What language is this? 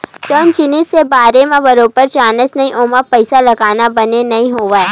Chhattisgarhi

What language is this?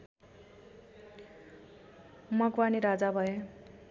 Nepali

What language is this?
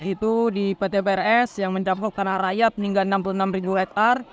Indonesian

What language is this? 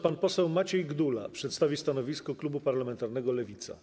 Polish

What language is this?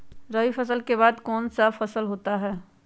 Magahi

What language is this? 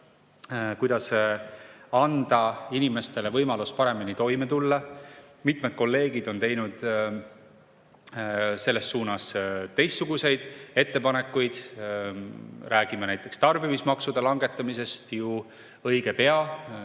Estonian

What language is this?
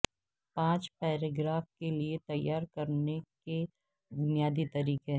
Urdu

